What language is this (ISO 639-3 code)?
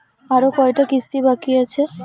ben